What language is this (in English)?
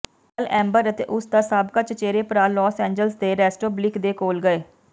Punjabi